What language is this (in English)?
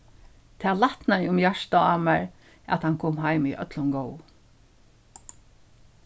Faroese